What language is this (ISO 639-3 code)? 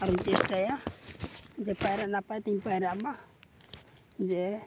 sat